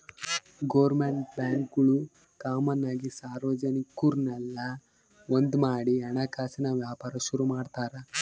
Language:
Kannada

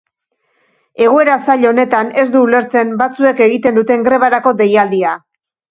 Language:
Basque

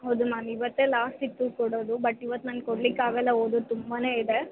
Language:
Kannada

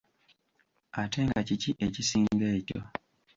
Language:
Ganda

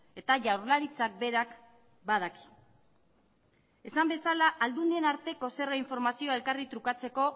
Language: Basque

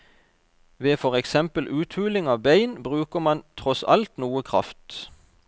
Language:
Norwegian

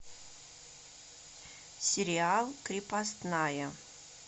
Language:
Russian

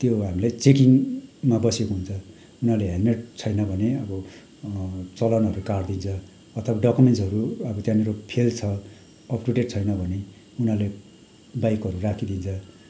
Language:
Nepali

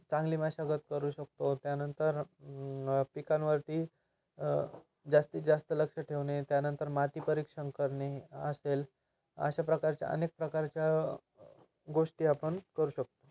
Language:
Marathi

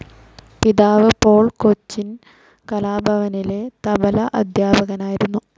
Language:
Malayalam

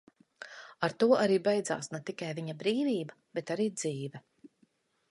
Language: Latvian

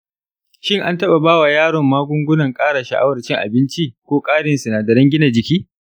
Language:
Hausa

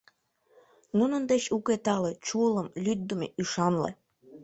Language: Mari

